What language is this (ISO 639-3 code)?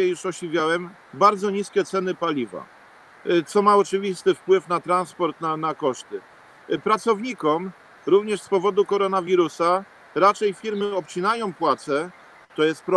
pol